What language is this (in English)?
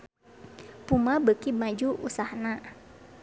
Sundanese